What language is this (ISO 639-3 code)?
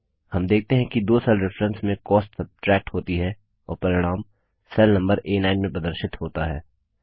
hin